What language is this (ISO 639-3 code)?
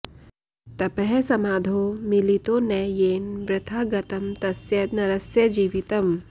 san